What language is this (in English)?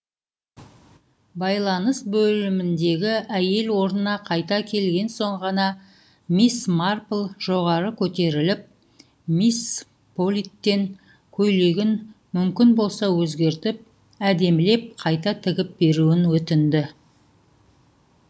Kazakh